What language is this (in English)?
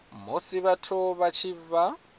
Venda